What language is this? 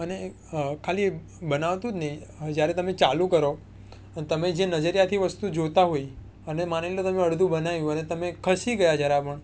Gujarati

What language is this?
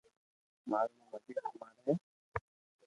Loarki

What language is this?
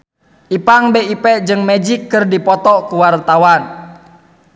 Sundanese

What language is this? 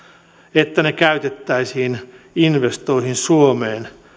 Finnish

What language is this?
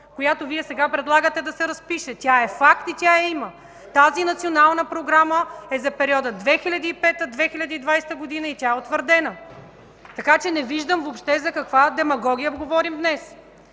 Bulgarian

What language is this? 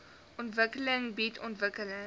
Afrikaans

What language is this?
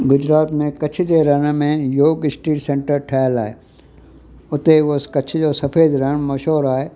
Sindhi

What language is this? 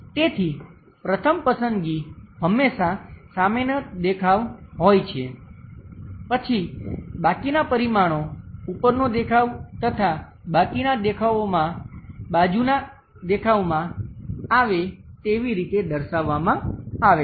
Gujarati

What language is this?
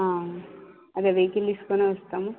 Telugu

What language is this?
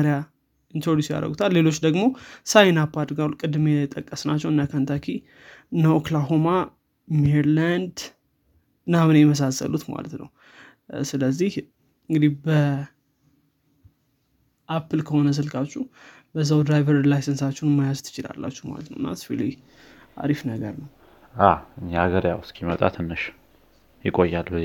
Amharic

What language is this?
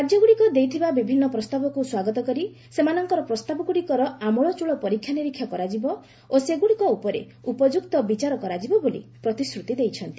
Odia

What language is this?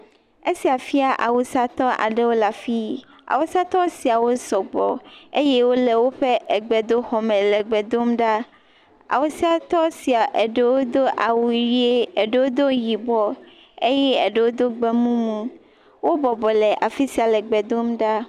Ewe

